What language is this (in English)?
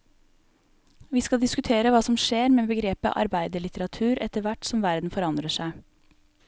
Norwegian